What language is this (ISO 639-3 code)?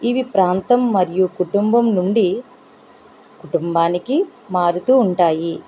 tel